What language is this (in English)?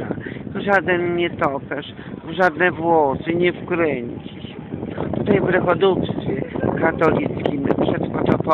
Polish